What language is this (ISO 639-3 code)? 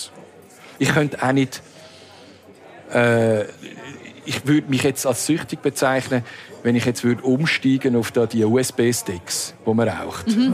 deu